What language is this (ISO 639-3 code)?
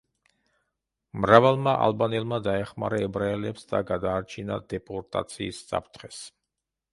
kat